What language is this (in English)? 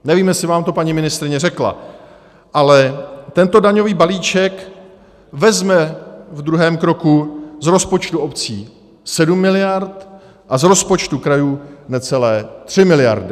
Czech